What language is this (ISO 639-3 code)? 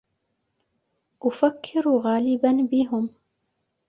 ara